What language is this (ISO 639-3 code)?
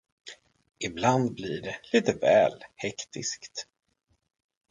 swe